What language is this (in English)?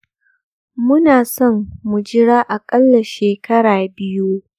Hausa